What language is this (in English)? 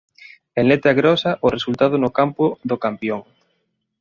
Galician